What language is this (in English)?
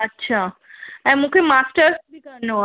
Sindhi